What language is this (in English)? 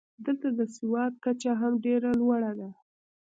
Pashto